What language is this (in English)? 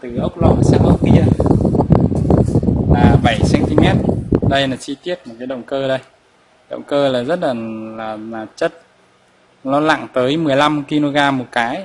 Vietnamese